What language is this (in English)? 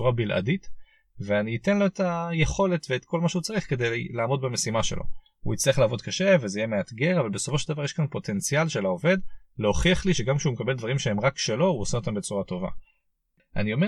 Hebrew